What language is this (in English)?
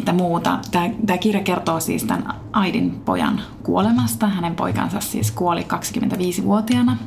Finnish